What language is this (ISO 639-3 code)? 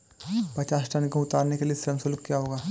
hin